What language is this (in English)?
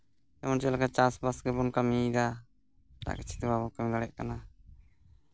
Santali